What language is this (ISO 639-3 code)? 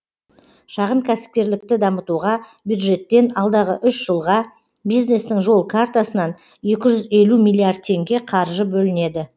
kaz